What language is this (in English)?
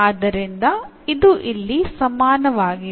Kannada